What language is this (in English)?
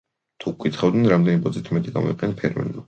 Georgian